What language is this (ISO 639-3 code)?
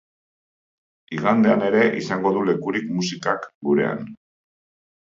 eus